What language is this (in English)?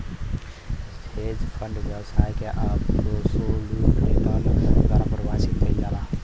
Bhojpuri